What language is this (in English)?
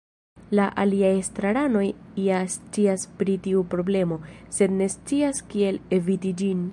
Esperanto